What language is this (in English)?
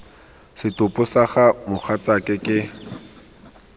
Tswana